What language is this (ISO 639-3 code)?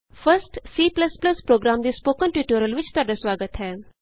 pan